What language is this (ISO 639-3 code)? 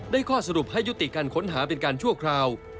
tha